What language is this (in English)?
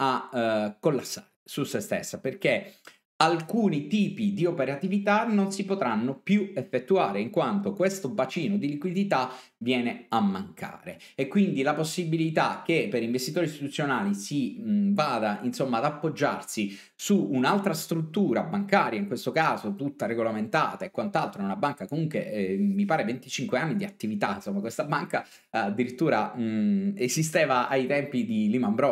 Italian